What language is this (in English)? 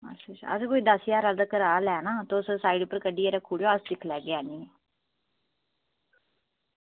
Dogri